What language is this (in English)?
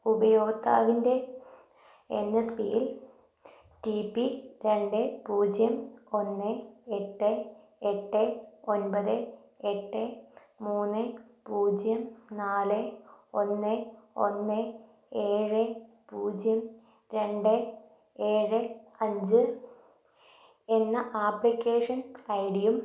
Malayalam